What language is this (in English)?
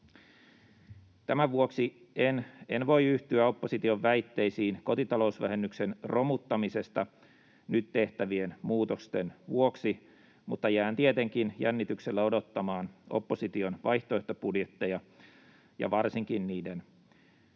Finnish